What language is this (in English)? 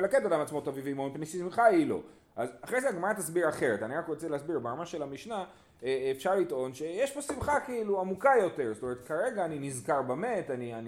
Hebrew